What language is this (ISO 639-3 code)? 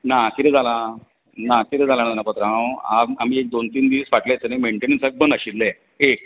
kok